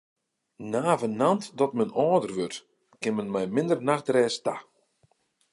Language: Western Frisian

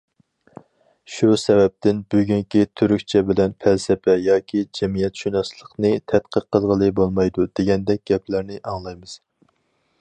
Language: Uyghur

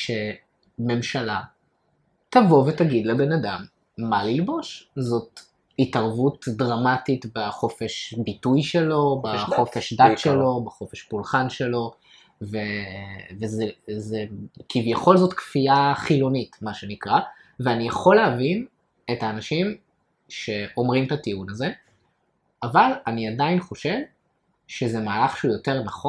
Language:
Hebrew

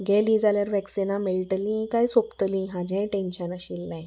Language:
Konkani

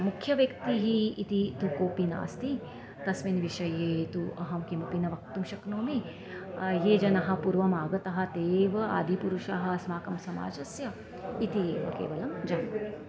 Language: Sanskrit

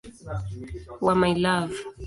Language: Swahili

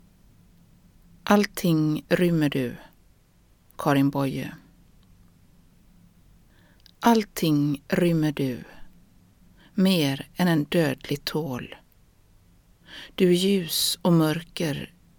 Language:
Swedish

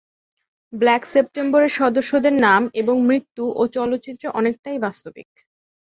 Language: Bangla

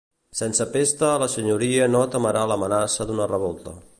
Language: Catalan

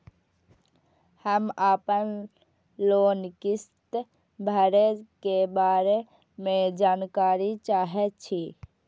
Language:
Maithili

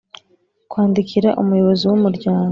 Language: Kinyarwanda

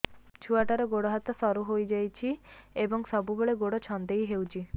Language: Odia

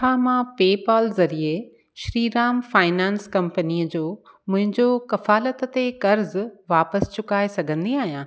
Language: Sindhi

